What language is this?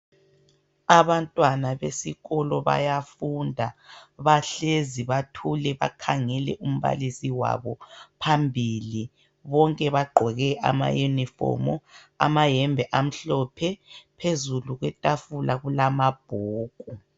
North Ndebele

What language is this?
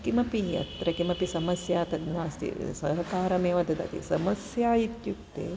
Sanskrit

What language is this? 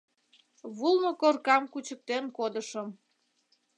Mari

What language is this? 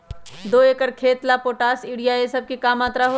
Magahi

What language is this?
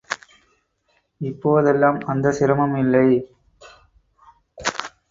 Tamil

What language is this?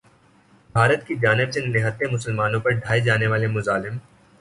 Urdu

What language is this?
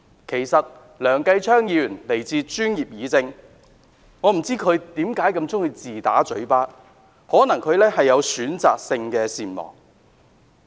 Cantonese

